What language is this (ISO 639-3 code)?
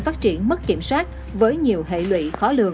vie